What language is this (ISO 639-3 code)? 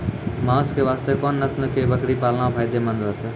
mai